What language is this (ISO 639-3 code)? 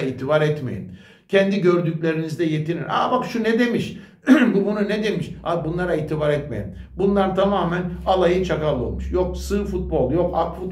tur